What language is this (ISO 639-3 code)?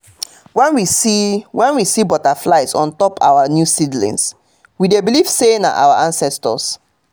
pcm